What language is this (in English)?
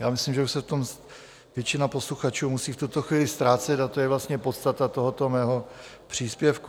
Czech